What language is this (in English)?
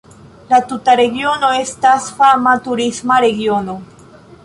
Esperanto